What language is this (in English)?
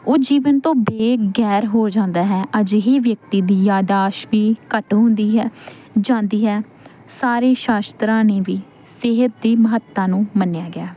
Punjabi